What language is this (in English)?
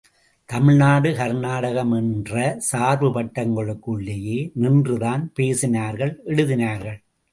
Tamil